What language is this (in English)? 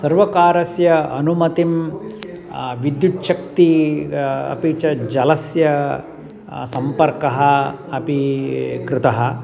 Sanskrit